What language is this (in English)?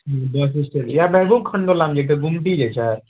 Maithili